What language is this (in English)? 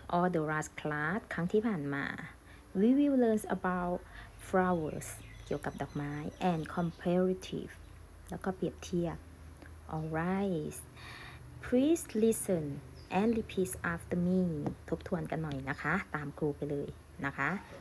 Thai